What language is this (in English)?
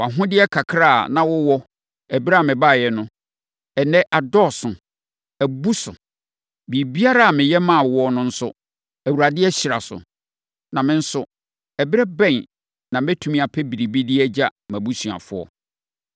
Akan